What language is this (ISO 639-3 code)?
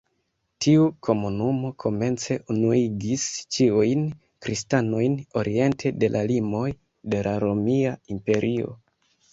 epo